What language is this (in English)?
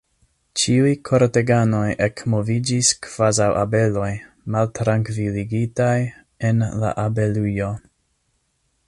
Esperanto